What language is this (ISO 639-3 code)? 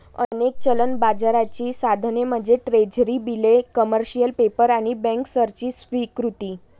mar